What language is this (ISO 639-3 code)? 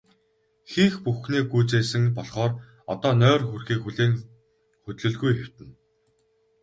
mon